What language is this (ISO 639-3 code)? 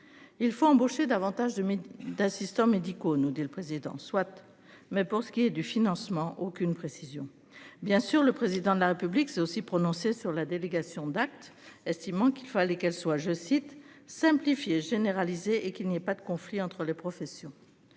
fra